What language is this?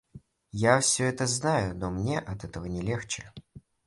Russian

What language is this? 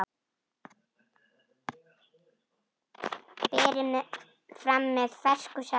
Icelandic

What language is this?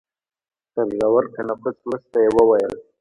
Pashto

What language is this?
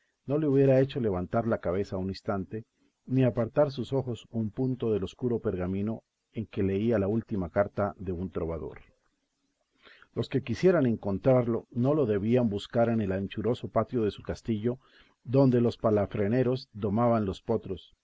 Spanish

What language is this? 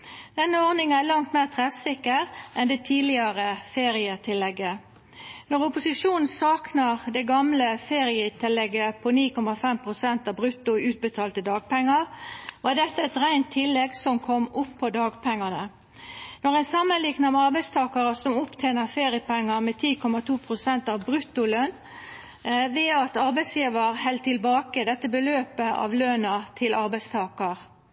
Norwegian Nynorsk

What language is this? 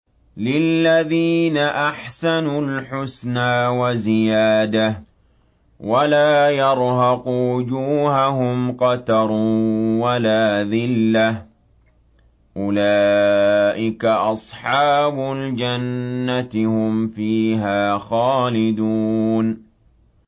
Arabic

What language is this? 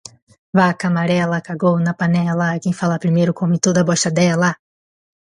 Portuguese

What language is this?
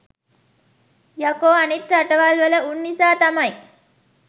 Sinhala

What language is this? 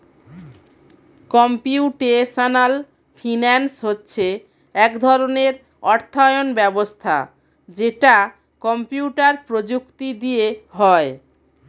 Bangla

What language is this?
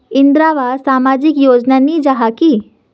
Magahi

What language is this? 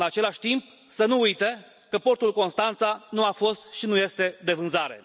Romanian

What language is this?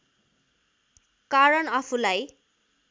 Nepali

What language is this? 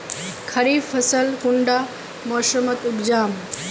Magahi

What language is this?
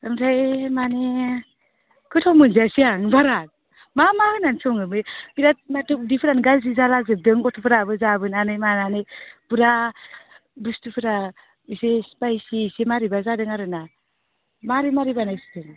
Bodo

